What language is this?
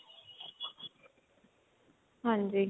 Punjabi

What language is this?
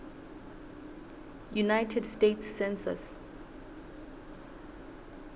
Southern Sotho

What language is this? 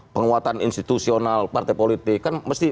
Indonesian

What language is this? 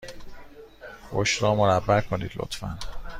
Persian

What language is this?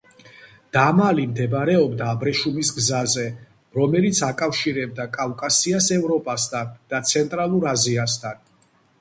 Georgian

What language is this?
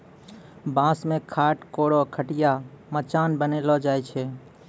Maithili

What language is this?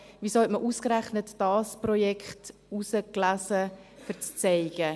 Swiss German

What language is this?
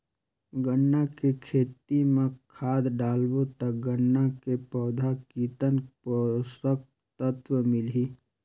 Chhattisgarhi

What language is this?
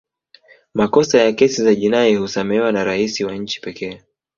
Swahili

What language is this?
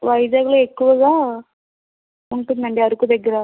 Telugu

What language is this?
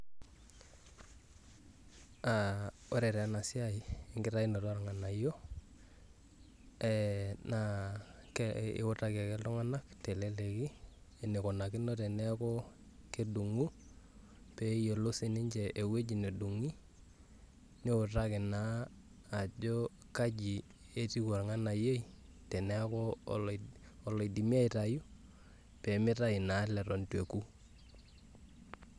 Masai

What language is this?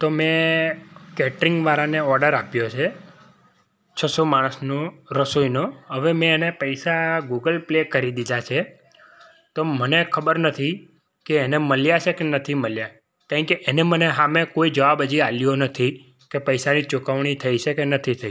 Gujarati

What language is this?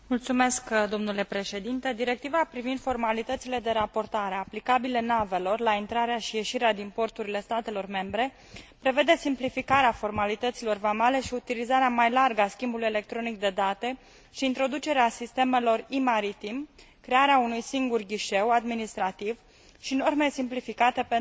Romanian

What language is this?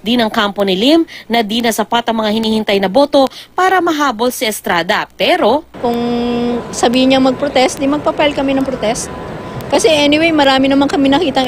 Filipino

